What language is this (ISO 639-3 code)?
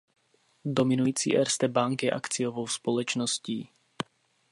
ces